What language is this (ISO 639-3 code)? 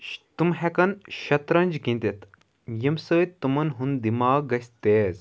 kas